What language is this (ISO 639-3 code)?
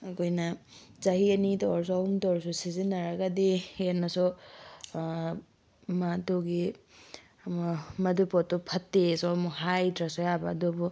mni